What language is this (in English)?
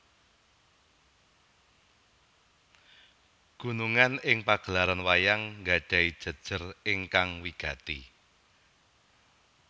Javanese